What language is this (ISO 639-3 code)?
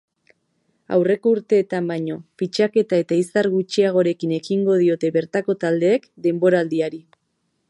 eus